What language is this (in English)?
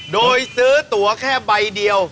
Thai